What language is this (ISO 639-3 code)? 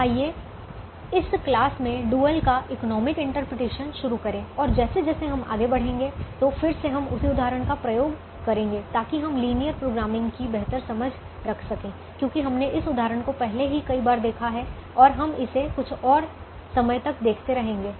hin